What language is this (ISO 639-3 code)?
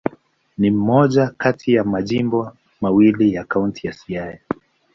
swa